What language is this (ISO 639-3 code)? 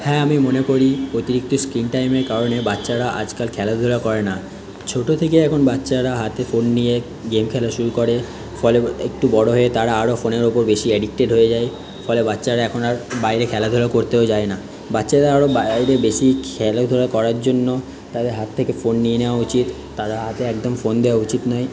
ben